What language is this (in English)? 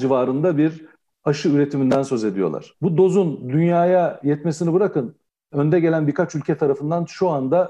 Turkish